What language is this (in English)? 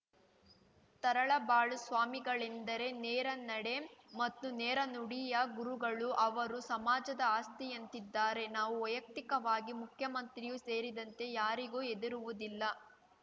Kannada